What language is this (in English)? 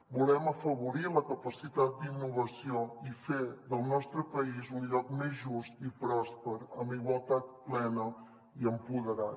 Catalan